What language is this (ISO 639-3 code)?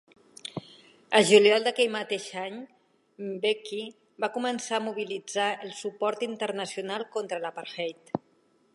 cat